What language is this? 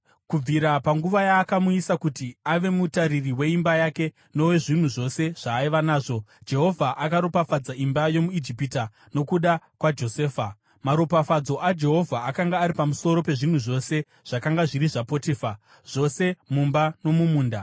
Shona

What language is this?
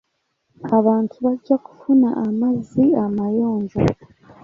Ganda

